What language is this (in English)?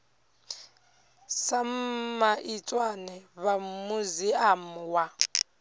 Venda